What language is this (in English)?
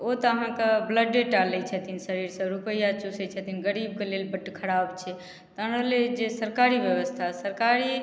Maithili